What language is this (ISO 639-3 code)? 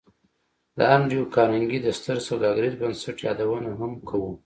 pus